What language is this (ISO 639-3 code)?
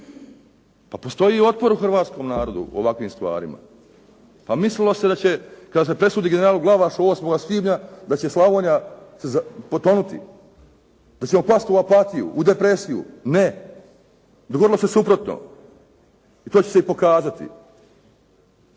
hrv